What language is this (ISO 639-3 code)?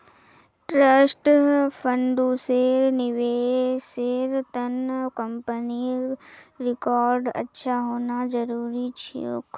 mag